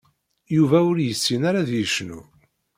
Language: Kabyle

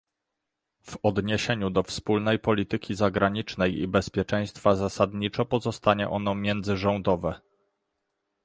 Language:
Polish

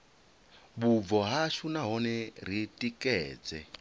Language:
Venda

